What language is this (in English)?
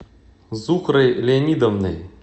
Russian